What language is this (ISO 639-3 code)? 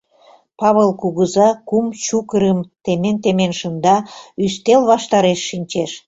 chm